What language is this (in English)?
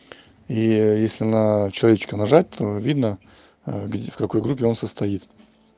Russian